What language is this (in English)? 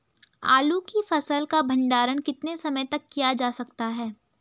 Hindi